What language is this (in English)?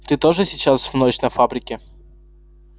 Russian